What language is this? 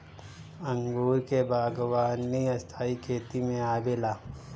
Bhojpuri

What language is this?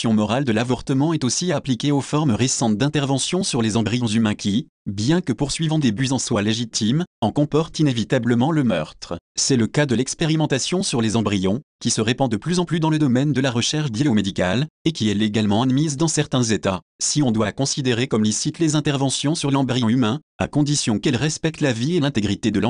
French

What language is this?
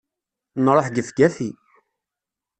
Kabyle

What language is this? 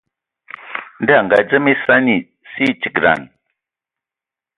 Ewondo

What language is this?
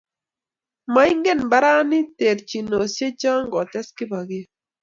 Kalenjin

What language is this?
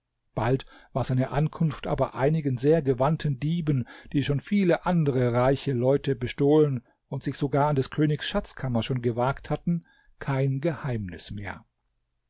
German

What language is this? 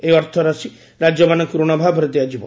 Odia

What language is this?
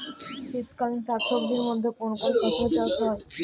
Bangla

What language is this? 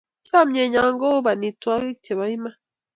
Kalenjin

